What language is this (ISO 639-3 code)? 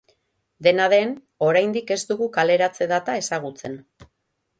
eus